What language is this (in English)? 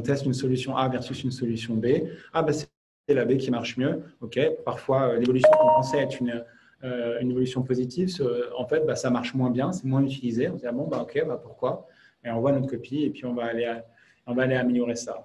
French